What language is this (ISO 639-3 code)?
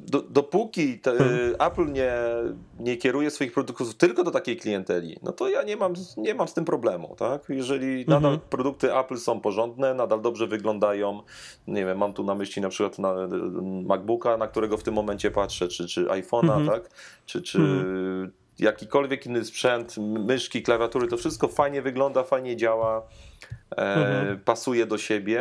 pol